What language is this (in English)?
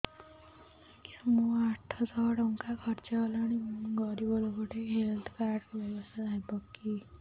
Odia